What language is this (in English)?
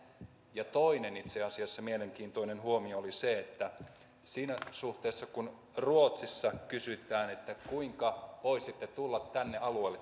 Finnish